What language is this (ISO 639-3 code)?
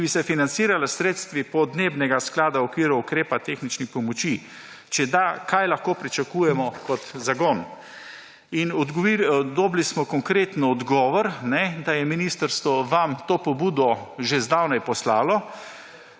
slv